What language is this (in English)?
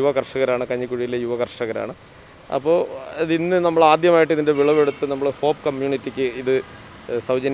Dutch